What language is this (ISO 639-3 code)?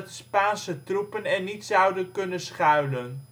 nld